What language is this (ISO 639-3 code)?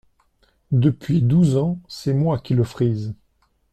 fra